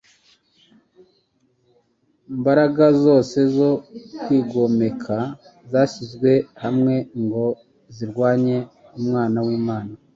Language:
Kinyarwanda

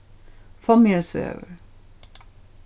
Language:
Faroese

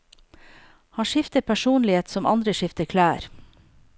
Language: Norwegian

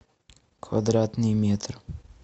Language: Russian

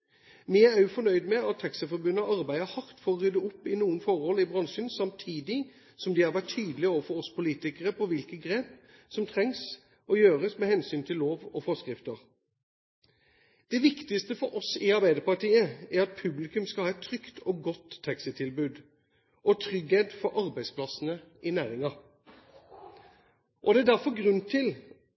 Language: Norwegian Bokmål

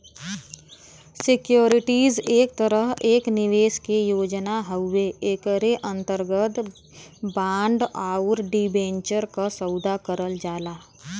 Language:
Bhojpuri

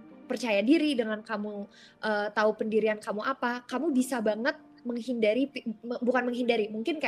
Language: Indonesian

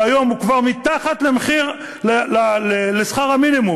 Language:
Hebrew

